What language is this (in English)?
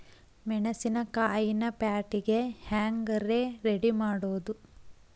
Kannada